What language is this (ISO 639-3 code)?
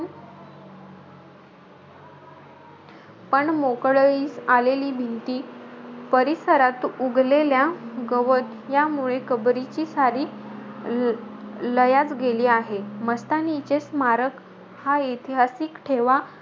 mar